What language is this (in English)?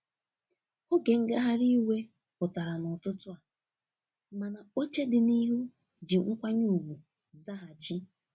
Igbo